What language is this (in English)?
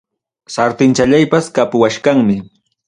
Ayacucho Quechua